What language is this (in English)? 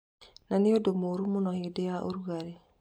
Kikuyu